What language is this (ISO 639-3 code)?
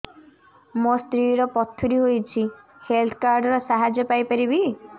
ori